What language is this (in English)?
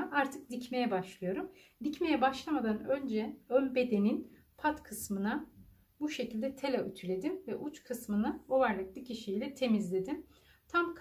Turkish